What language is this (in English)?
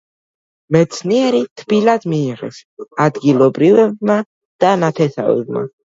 Georgian